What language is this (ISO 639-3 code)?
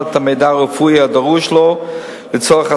heb